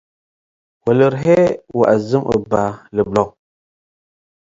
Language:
Tigre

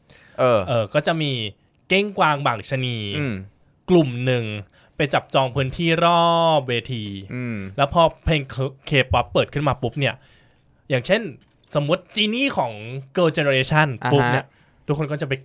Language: Thai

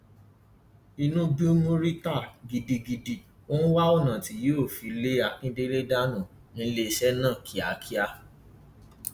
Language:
Yoruba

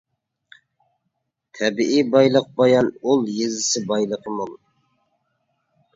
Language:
Uyghur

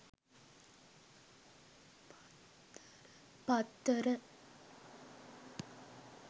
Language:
Sinhala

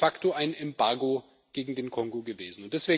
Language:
German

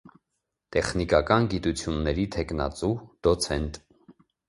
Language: Armenian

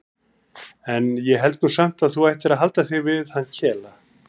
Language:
Icelandic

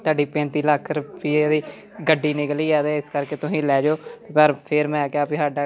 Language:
Punjabi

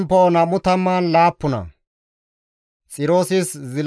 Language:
Gamo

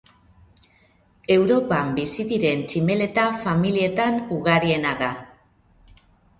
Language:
Basque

